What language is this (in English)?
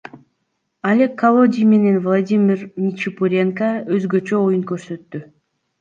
Kyrgyz